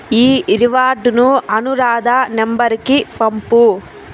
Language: Telugu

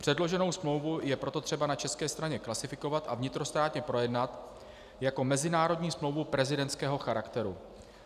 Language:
Czech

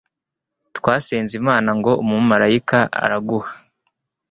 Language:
Kinyarwanda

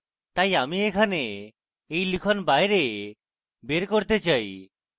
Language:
Bangla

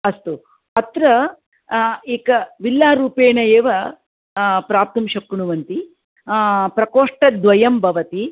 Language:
Sanskrit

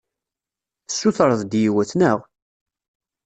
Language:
Kabyle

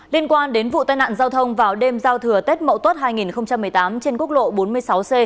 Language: Vietnamese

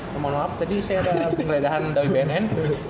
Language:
Indonesian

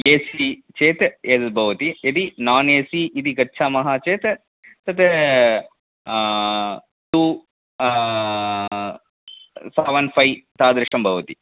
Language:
Sanskrit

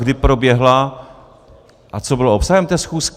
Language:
Czech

